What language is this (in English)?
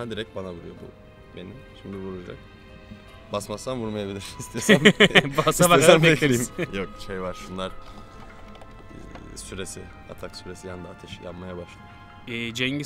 Turkish